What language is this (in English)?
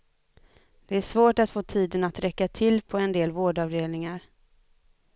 Swedish